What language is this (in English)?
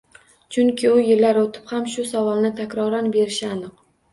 Uzbek